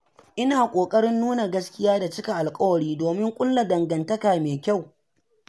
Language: Hausa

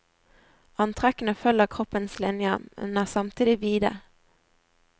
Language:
Norwegian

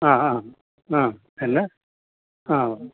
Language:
Malayalam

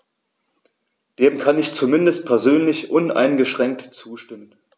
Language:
German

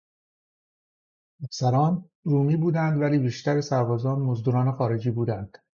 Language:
Persian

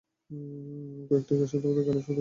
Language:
Bangla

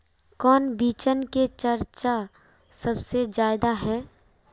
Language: Magahi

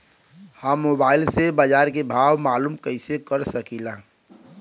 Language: Bhojpuri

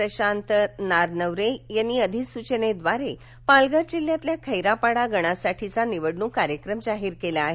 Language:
Marathi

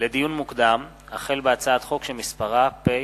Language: Hebrew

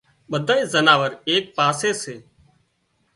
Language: Wadiyara Koli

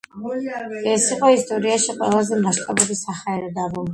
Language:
Georgian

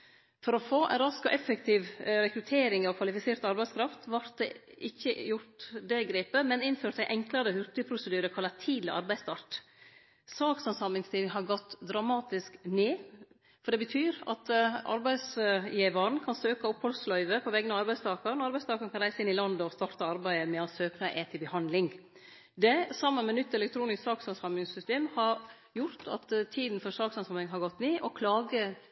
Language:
Norwegian Nynorsk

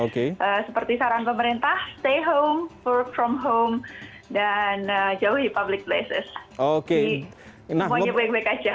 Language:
Indonesian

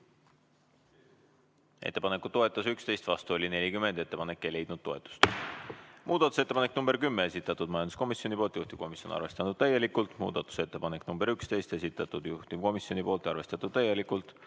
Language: Estonian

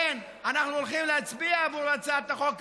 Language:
Hebrew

